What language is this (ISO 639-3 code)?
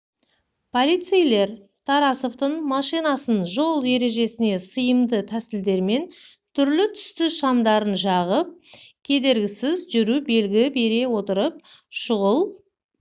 kaz